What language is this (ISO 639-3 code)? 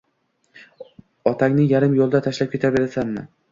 uzb